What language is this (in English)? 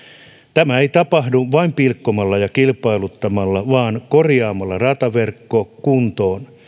Finnish